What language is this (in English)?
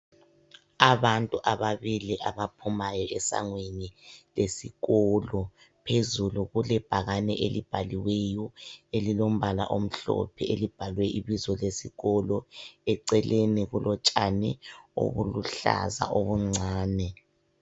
North Ndebele